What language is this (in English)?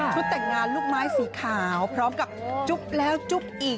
Thai